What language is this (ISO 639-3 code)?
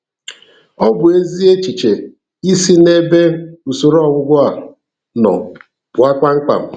ibo